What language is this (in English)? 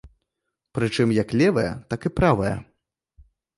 Belarusian